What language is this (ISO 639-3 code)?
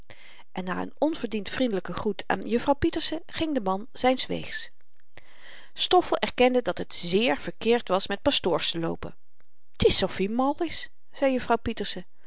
nld